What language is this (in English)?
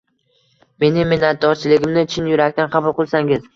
Uzbek